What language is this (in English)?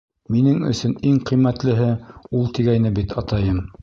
Bashkir